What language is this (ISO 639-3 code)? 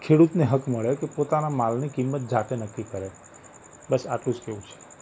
guj